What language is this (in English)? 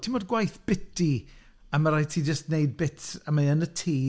Welsh